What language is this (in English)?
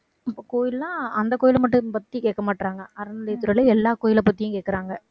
Tamil